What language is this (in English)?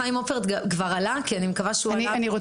Hebrew